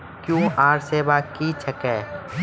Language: Maithili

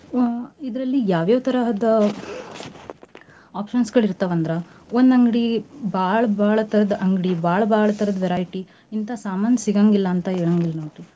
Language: Kannada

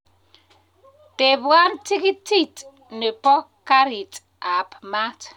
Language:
Kalenjin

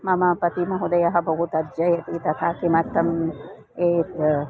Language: Sanskrit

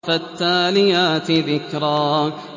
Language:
Arabic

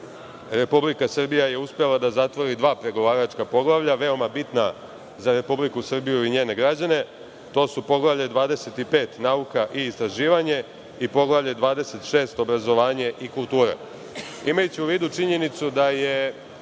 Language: Serbian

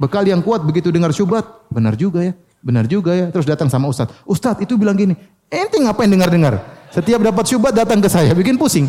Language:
Indonesian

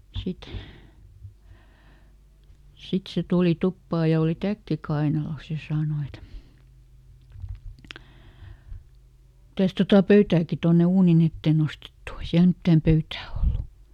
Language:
Finnish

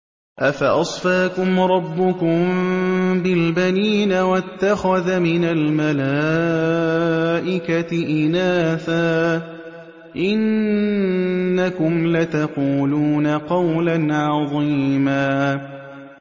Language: Arabic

